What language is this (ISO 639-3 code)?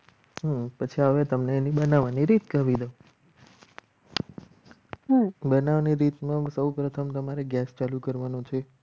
guj